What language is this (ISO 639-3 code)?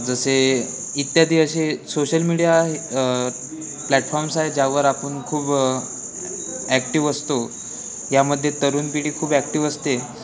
mar